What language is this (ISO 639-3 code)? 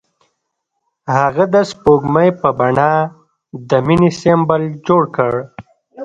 pus